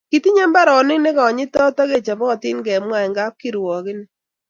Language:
Kalenjin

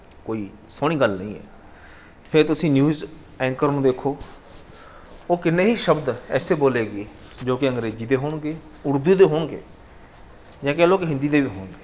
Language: Punjabi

